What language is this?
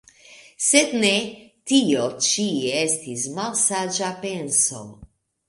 Esperanto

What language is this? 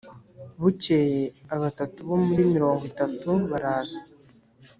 Kinyarwanda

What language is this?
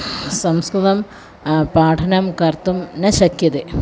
Sanskrit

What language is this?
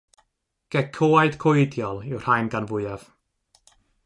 Welsh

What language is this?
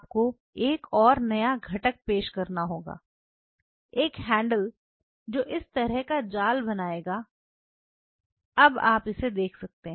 Hindi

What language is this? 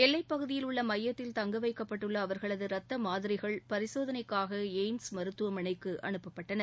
Tamil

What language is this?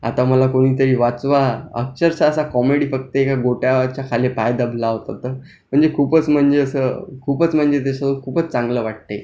Marathi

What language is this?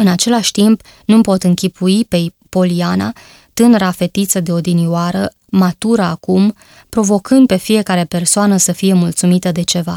Romanian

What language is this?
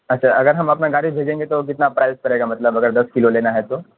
Urdu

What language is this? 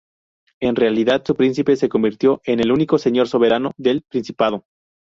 Spanish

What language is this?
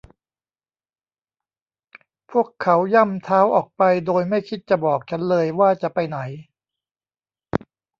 Thai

